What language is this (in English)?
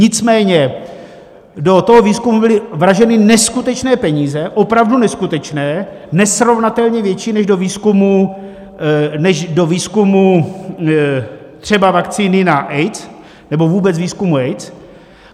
Czech